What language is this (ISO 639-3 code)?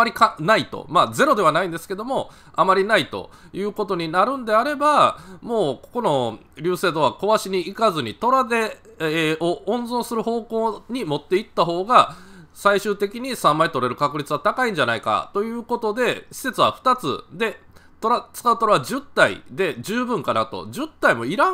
jpn